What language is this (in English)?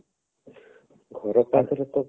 Odia